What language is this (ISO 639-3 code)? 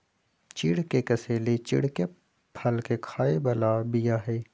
mag